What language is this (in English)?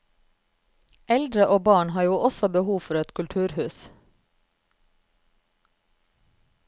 Norwegian